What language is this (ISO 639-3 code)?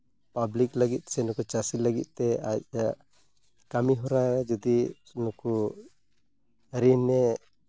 sat